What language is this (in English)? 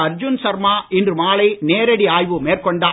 Tamil